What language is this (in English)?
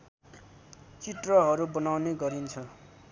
Nepali